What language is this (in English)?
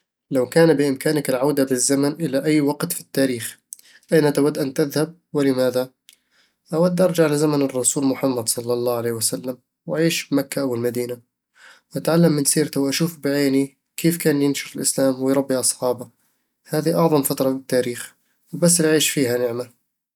Eastern Egyptian Bedawi Arabic